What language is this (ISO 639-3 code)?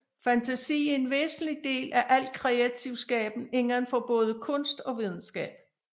dan